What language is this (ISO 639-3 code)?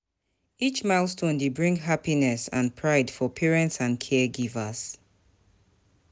pcm